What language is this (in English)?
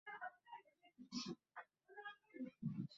Arabic